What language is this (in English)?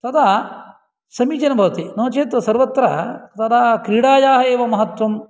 Sanskrit